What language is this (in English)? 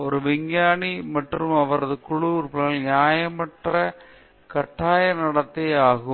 Tamil